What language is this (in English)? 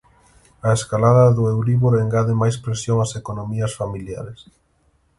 Galician